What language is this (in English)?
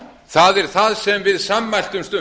Icelandic